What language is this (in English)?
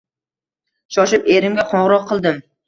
Uzbek